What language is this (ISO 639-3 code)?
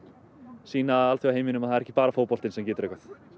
isl